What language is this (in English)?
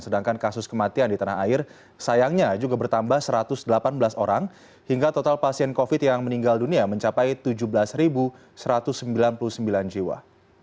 Indonesian